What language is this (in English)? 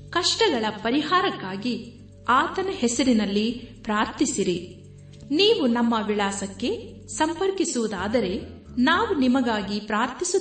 Kannada